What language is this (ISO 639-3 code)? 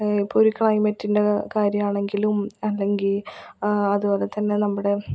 mal